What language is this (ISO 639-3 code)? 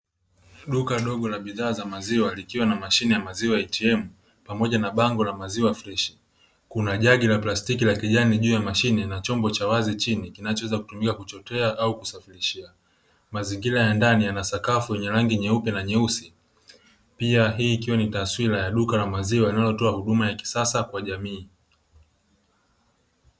swa